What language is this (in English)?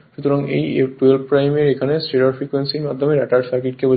Bangla